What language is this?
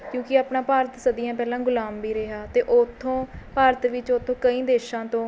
Punjabi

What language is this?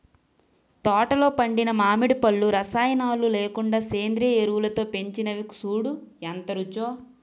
Telugu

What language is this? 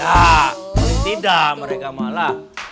Indonesian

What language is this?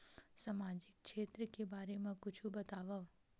Chhattisgarhi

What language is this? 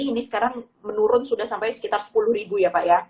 Indonesian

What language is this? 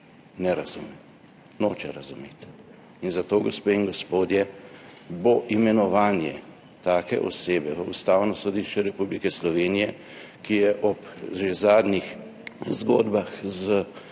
Slovenian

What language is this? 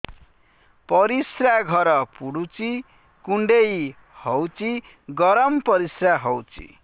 Odia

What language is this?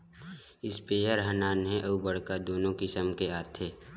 Chhattisgarhi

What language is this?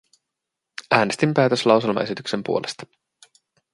Finnish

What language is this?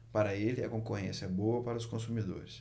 Portuguese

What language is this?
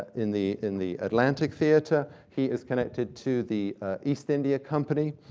English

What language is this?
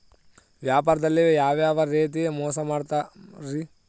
Kannada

